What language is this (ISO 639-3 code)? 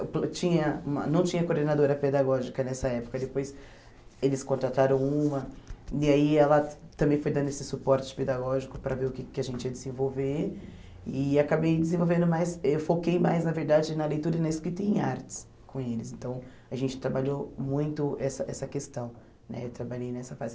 por